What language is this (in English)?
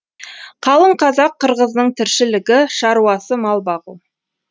Kazakh